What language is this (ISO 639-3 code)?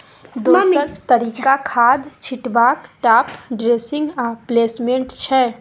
mai